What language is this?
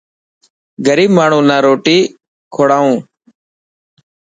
Dhatki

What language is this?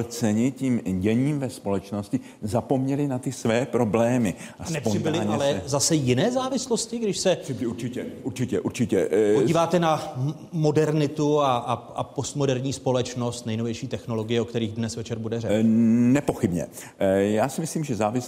Czech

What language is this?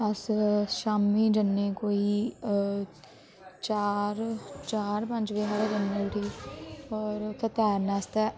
Dogri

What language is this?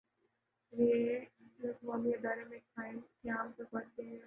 Urdu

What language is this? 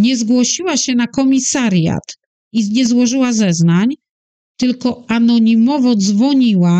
Polish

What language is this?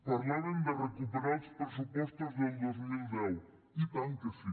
Catalan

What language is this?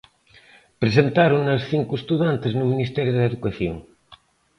Galician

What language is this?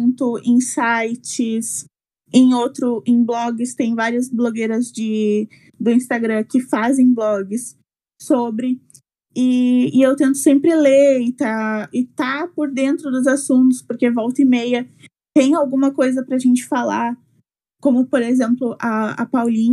Portuguese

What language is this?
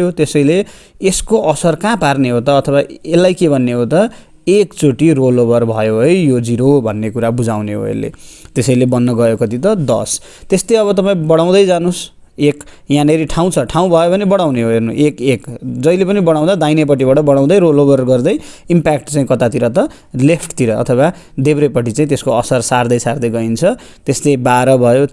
Nepali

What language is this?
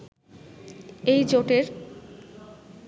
Bangla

